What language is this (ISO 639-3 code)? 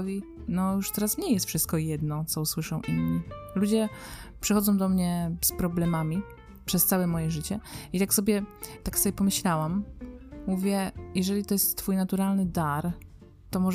pol